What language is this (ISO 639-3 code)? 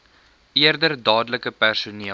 afr